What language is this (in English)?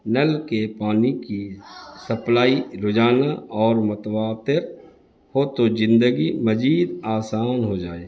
Urdu